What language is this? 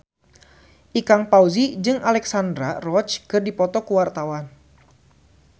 Sundanese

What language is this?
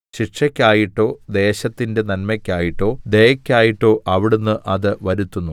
Malayalam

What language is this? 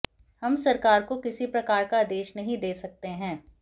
Hindi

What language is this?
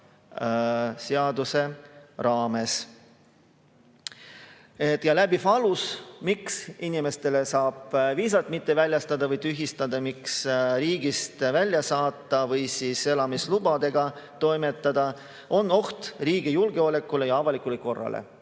Estonian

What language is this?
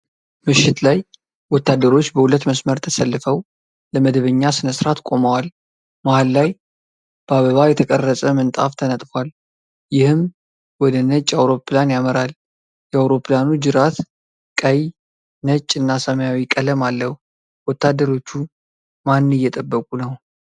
Amharic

